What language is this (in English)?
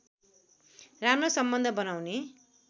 Nepali